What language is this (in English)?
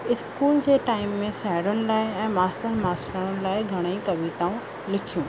Sindhi